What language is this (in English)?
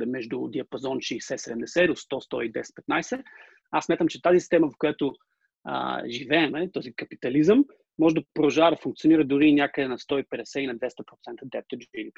Bulgarian